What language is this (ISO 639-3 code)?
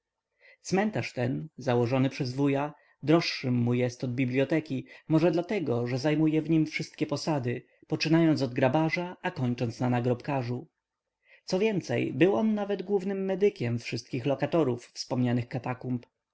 pol